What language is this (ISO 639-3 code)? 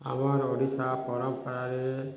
ori